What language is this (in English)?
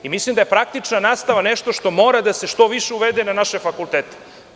Serbian